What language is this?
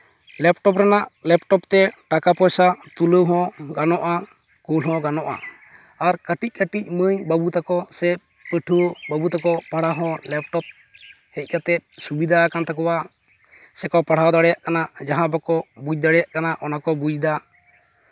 Santali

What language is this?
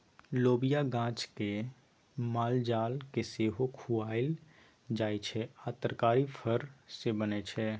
Maithili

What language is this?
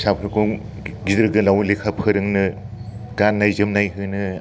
Bodo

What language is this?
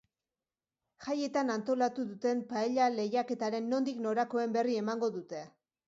Basque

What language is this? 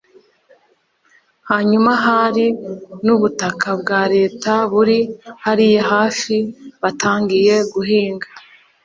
Kinyarwanda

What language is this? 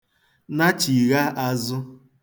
Igbo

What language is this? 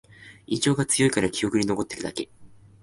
Japanese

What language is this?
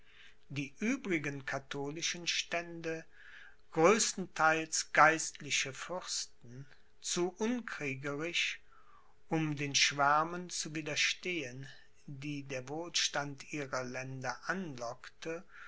German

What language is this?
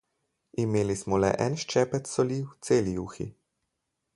Slovenian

